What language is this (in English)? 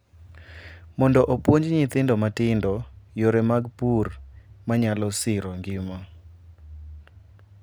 Luo (Kenya and Tanzania)